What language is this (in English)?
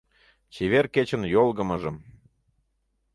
Mari